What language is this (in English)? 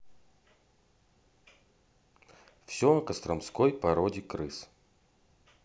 Russian